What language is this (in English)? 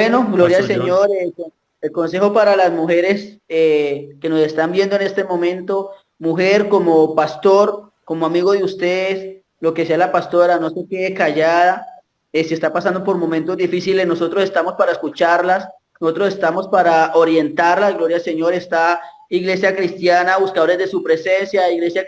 Spanish